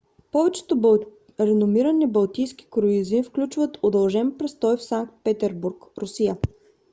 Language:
Bulgarian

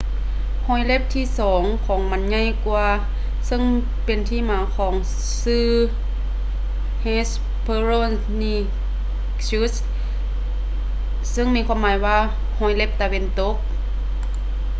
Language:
Lao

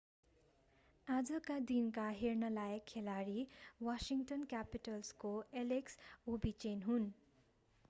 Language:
Nepali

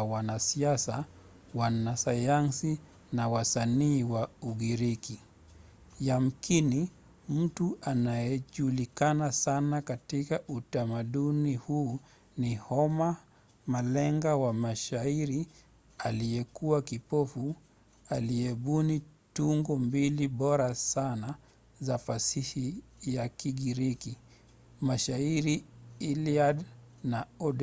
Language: Swahili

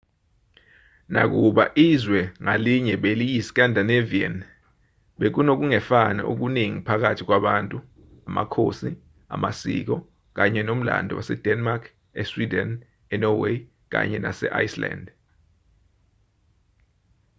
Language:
Zulu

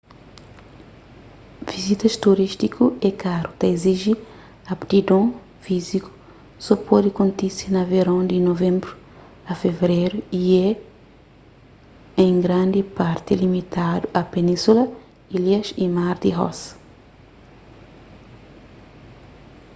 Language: Kabuverdianu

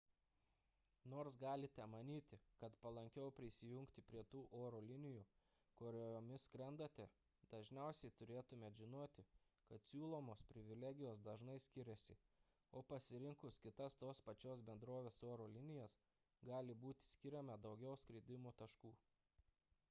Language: Lithuanian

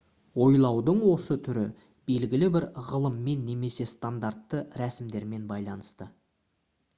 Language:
Kazakh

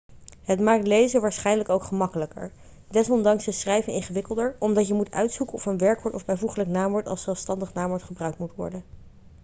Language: Dutch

